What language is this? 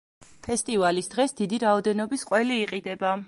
Georgian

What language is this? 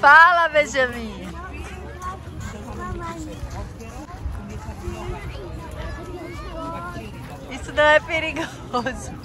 Portuguese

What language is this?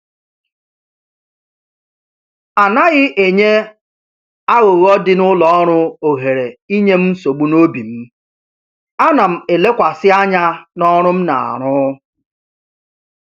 Igbo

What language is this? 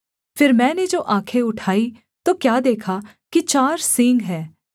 Hindi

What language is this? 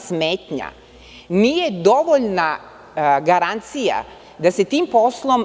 Serbian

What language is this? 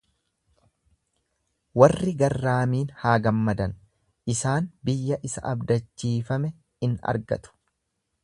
Oromo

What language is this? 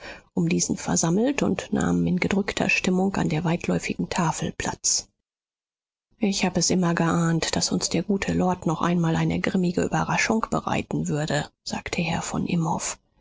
German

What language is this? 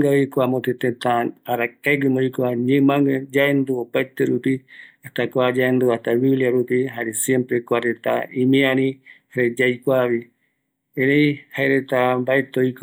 Eastern Bolivian Guaraní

